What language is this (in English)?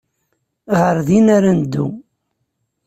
Kabyle